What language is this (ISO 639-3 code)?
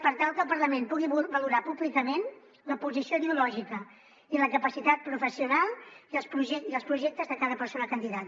cat